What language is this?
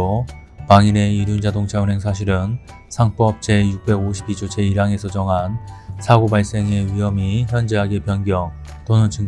Korean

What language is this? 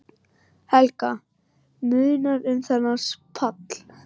Icelandic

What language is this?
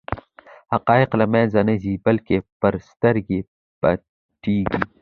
Pashto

